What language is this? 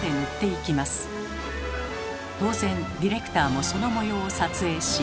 Japanese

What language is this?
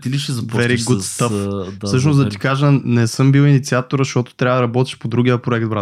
Bulgarian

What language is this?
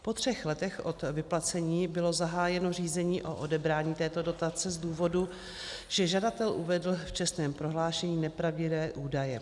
Czech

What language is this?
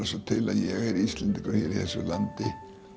Icelandic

